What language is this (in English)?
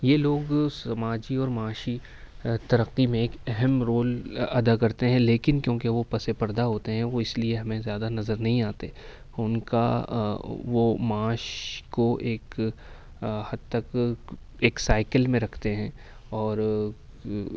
Urdu